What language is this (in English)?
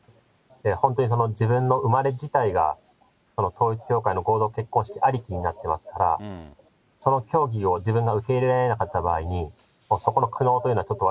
Japanese